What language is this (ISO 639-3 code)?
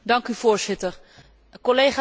nld